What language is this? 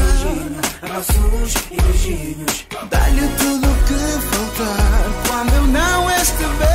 Romanian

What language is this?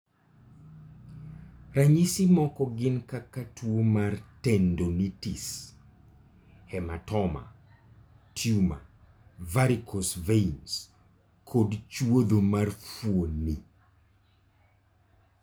Luo (Kenya and Tanzania)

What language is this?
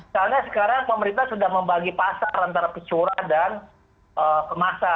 Indonesian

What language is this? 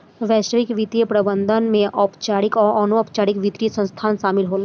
Bhojpuri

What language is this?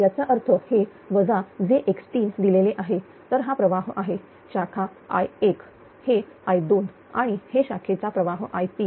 Marathi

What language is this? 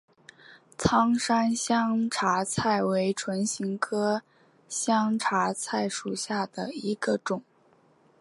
Chinese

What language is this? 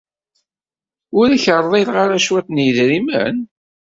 Kabyle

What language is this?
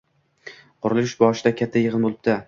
Uzbek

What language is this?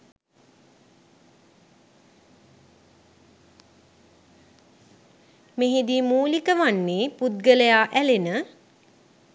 Sinhala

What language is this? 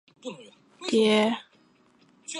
Chinese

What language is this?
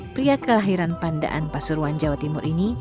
Indonesian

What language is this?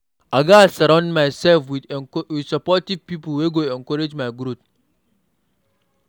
Nigerian Pidgin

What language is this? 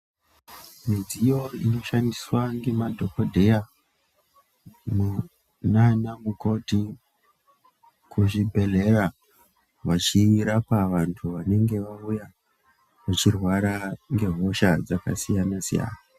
Ndau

